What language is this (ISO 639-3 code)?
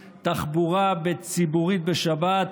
heb